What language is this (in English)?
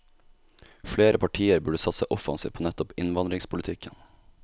Norwegian